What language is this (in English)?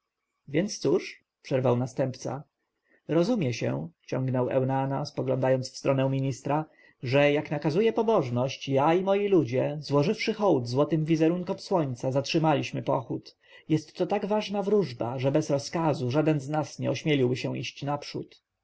Polish